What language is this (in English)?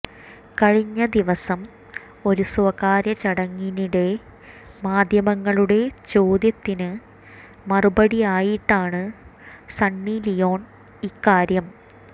Malayalam